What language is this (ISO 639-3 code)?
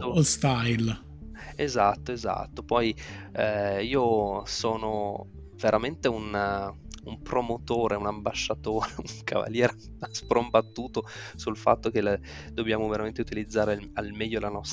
ita